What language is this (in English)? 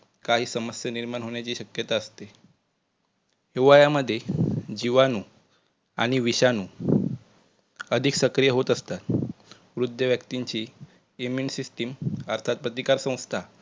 Marathi